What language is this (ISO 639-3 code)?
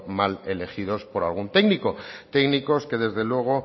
spa